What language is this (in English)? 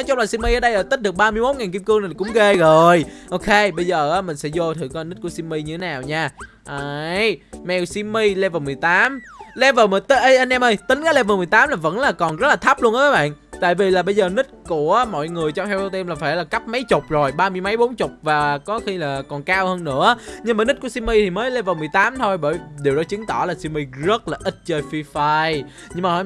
Vietnamese